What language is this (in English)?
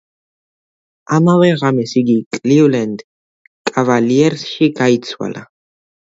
Georgian